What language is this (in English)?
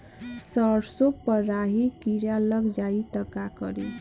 Bhojpuri